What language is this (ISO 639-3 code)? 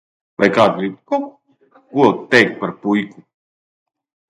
lav